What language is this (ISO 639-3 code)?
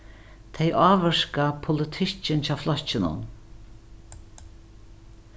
fao